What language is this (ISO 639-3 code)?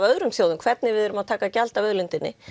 isl